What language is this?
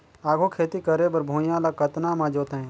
Chhattisgarhi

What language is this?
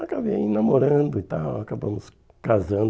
Portuguese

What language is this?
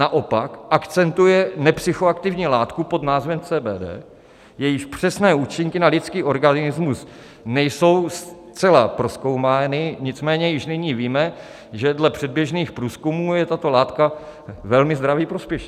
Czech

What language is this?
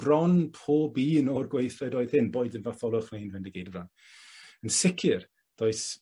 Welsh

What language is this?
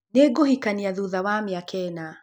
Kikuyu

